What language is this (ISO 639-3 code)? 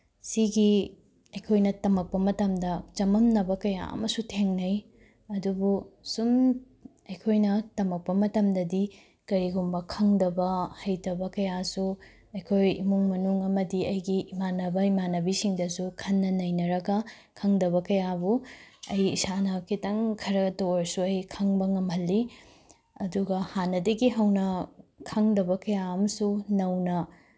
mni